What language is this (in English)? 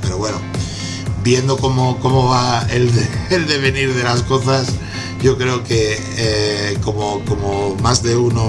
Spanish